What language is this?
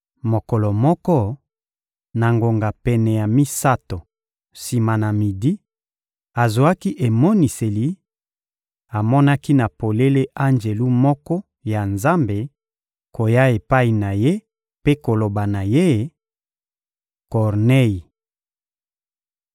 Lingala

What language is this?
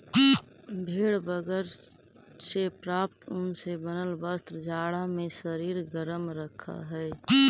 Magahi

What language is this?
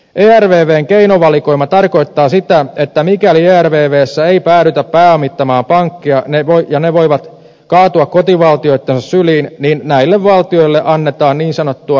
Finnish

